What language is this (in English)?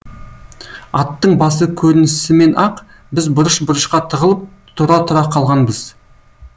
Kazakh